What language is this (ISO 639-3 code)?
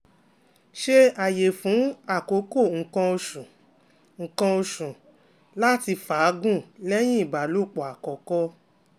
yor